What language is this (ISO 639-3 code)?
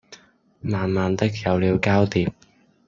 yue